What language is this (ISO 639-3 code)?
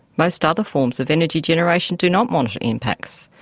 eng